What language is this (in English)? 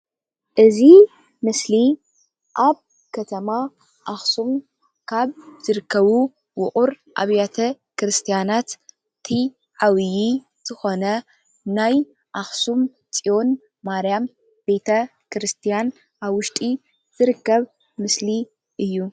Tigrinya